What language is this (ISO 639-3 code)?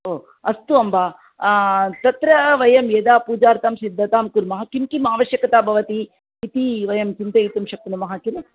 san